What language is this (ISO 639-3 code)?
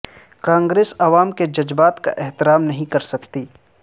urd